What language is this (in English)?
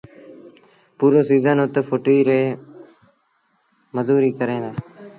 Sindhi Bhil